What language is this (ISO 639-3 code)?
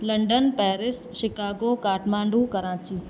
snd